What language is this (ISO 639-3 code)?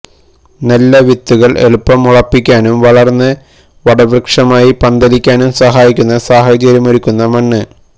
mal